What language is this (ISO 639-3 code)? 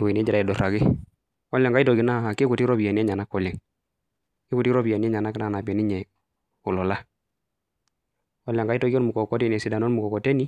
mas